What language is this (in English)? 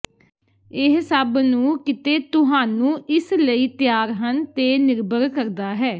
Punjabi